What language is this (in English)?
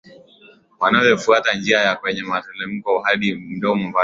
Swahili